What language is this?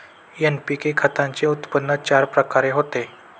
Marathi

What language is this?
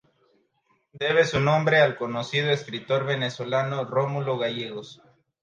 Spanish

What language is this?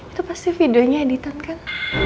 Indonesian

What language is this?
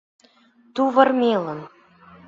Mari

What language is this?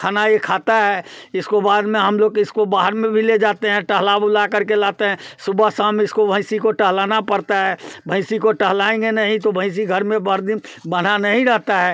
Hindi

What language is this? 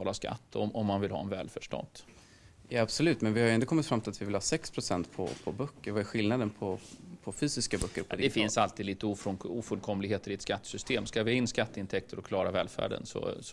Swedish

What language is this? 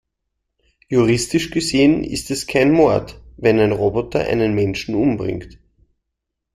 German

